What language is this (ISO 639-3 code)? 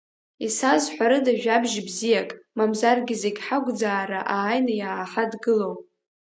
abk